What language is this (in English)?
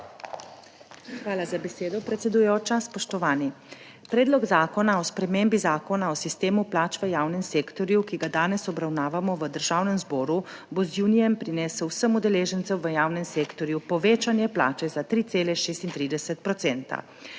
Slovenian